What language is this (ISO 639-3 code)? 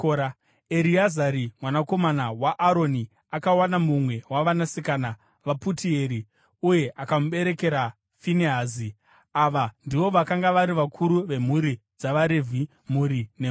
sna